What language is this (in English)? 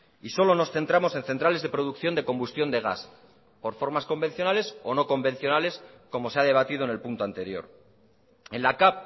Spanish